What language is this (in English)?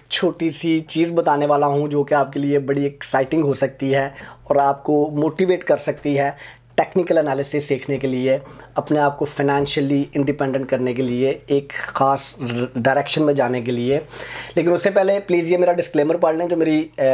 Hindi